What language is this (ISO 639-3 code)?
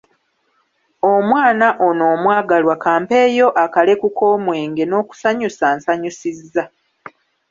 lug